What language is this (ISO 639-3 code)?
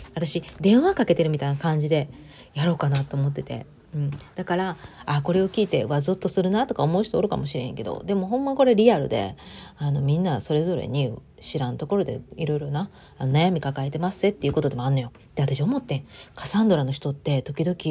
jpn